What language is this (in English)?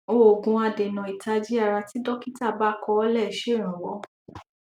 Yoruba